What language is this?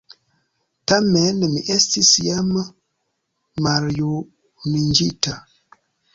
Esperanto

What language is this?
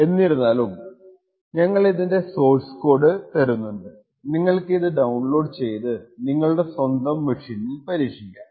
Malayalam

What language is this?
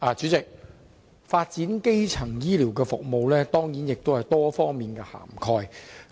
Cantonese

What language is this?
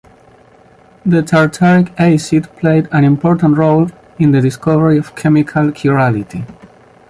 English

